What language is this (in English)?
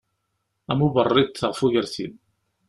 Kabyle